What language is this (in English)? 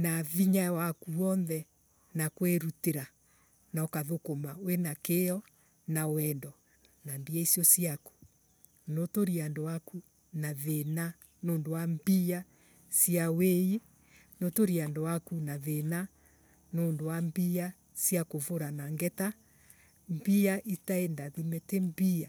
Embu